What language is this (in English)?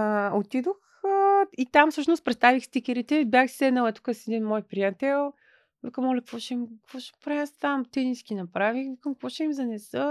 Bulgarian